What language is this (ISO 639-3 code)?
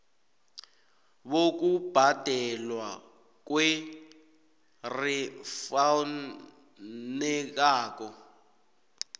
nbl